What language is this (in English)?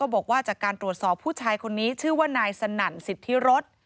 Thai